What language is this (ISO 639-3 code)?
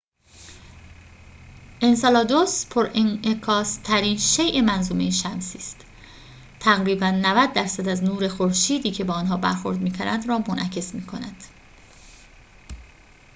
fas